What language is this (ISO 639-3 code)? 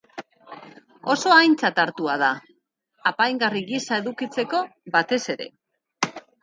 eus